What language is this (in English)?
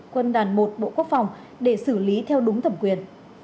Vietnamese